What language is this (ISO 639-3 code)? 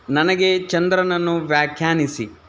kan